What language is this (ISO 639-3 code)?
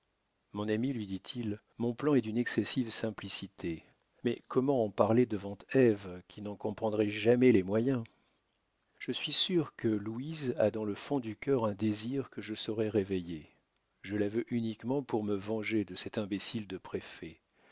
fra